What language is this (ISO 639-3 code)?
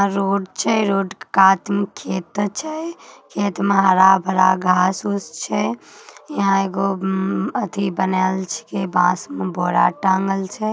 mag